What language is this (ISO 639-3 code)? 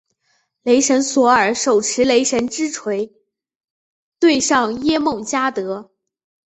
zho